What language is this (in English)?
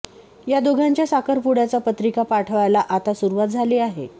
Marathi